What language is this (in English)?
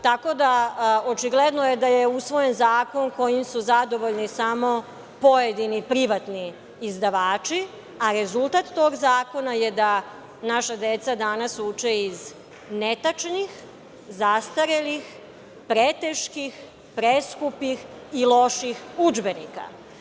Serbian